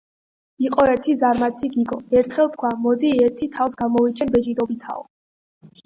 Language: Georgian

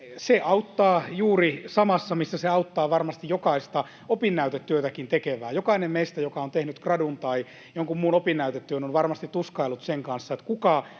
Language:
Finnish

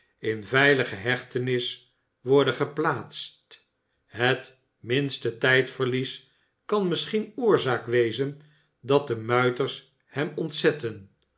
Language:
Dutch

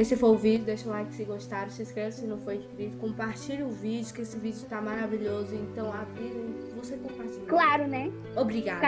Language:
Portuguese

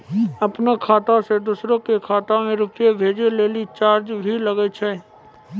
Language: Maithili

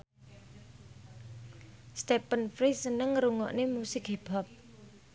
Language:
Javanese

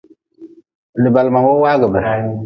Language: Nawdm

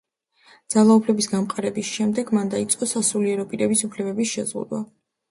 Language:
Georgian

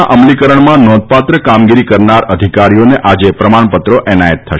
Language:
Gujarati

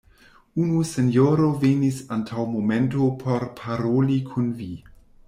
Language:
Esperanto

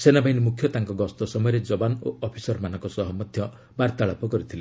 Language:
Odia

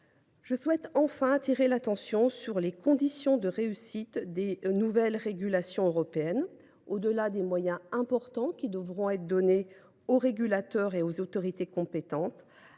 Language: French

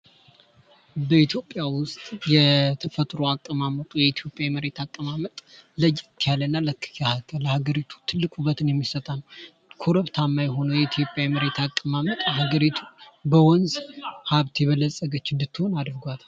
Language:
Amharic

